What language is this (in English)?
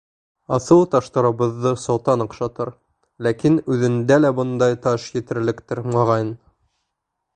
Bashkir